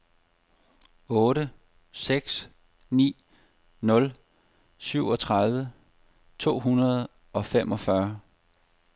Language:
Danish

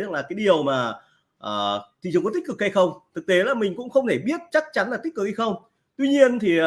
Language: Vietnamese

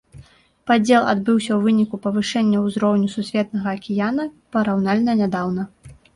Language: Belarusian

